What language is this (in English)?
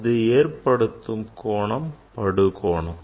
Tamil